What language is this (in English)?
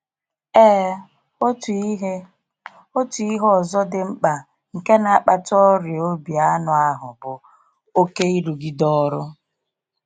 Igbo